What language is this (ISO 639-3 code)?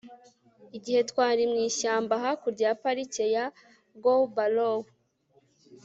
kin